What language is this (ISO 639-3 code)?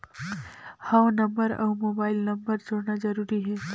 hne